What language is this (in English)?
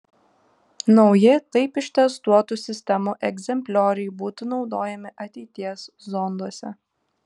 Lithuanian